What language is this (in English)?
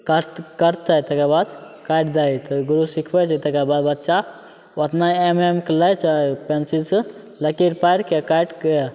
Maithili